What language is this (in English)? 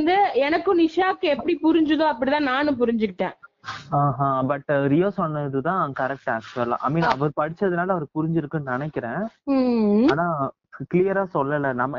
Tamil